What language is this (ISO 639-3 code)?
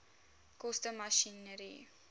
afr